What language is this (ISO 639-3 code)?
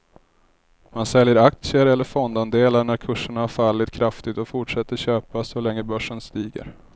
swe